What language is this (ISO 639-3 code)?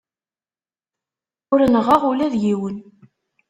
kab